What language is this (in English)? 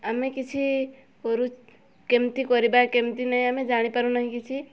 Odia